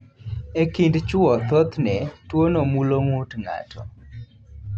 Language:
Luo (Kenya and Tanzania)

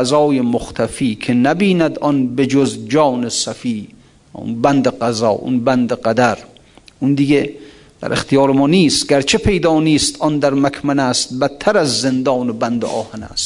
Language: Persian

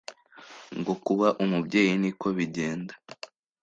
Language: Kinyarwanda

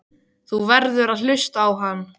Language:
Icelandic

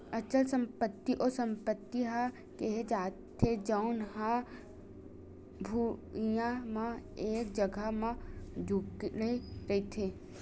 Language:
Chhattisgarhi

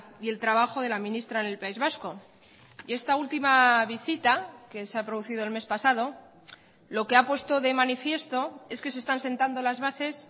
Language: Spanish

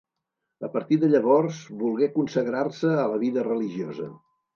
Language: Catalan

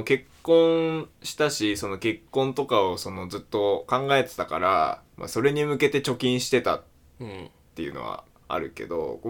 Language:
Japanese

